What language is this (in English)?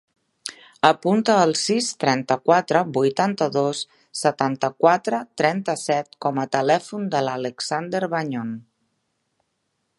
Catalan